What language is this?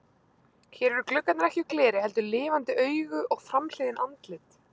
Icelandic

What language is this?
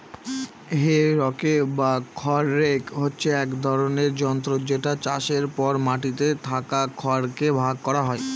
Bangla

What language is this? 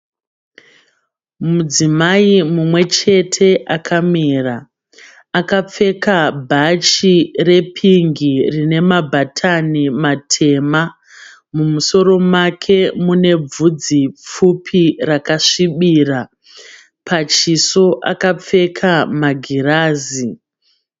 Shona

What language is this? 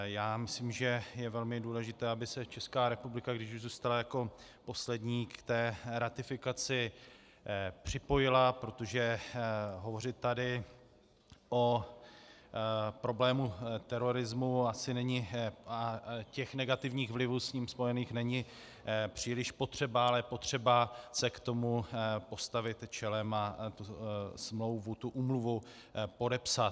Czech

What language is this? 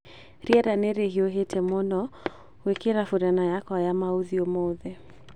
Kikuyu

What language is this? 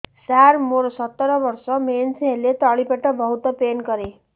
Odia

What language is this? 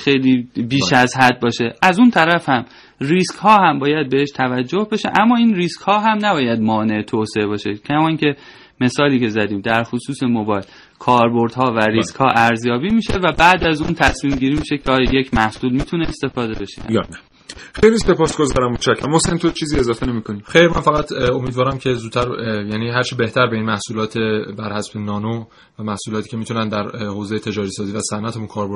Persian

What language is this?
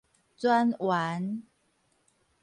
Min Nan Chinese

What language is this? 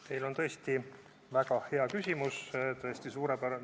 Estonian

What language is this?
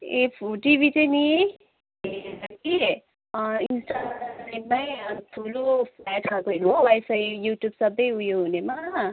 Nepali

